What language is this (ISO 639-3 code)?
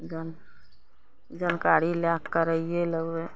mai